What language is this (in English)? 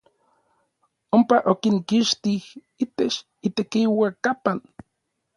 Orizaba Nahuatl